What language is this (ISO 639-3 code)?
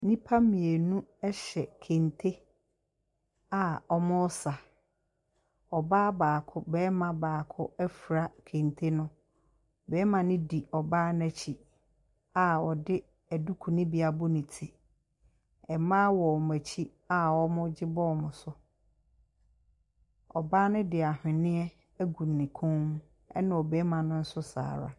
aka